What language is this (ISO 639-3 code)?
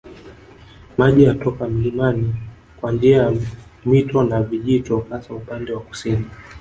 swa